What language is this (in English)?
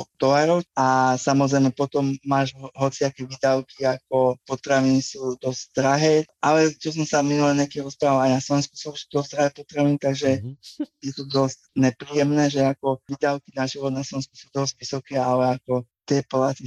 Slovak